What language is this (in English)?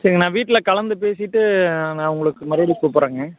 Tamil